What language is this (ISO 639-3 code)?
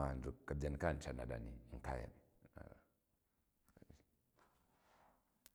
kaj